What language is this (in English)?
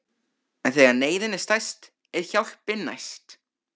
Icelandic